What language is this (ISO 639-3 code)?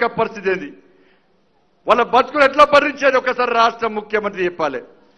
hin